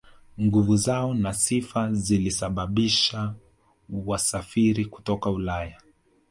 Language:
Swahili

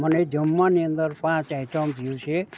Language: Gujarati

